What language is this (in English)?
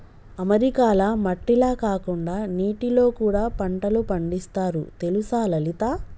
Telugu